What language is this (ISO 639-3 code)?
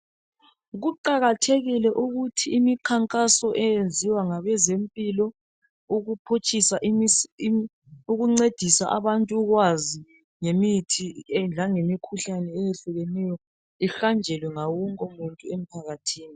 nde